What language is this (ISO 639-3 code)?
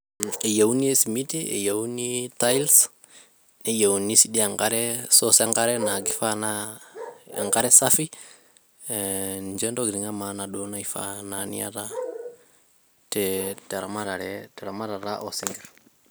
mas